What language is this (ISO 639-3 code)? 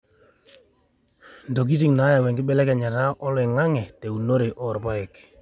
mas